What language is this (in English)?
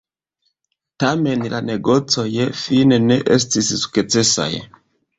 Esperanto